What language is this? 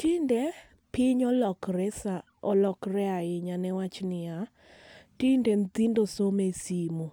Luo (Kenya and Tanzania)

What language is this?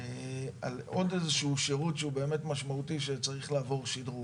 Hebrew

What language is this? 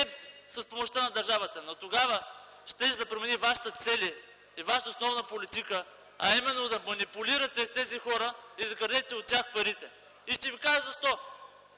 Bulgarian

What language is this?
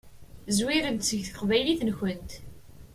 Kabyle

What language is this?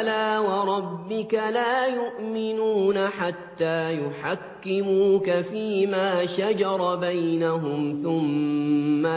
Arabic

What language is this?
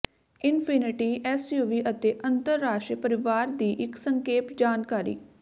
Punjabi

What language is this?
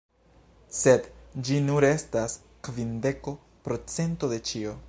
Esperanto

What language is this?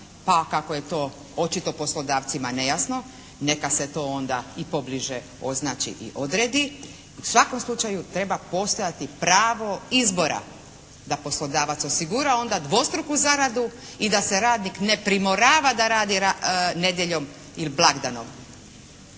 Croatian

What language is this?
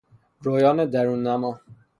Persian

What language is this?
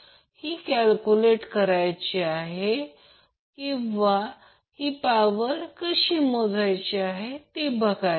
Marathi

